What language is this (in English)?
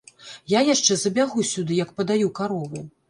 Belarusian